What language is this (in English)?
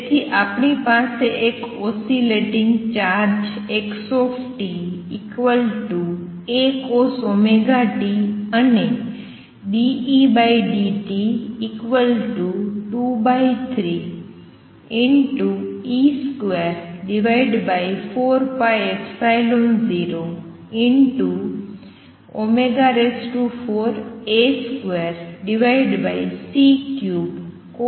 Gujarati